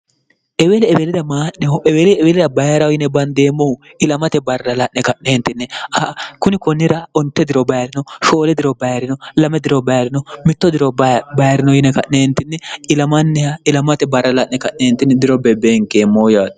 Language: Sidamo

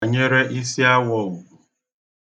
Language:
Igbo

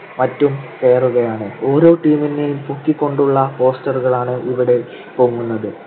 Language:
Malayalam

